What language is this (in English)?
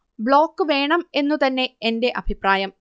Malayalam